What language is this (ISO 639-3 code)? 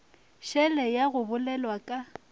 nso